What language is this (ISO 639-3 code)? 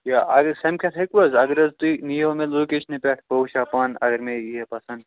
kas